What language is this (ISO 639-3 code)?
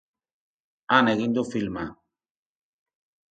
eus